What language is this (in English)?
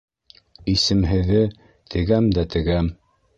Bashkir